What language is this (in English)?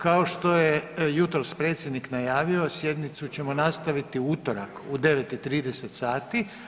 Croatian